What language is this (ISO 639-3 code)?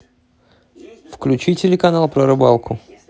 rus